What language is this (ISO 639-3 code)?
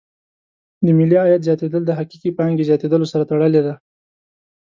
pus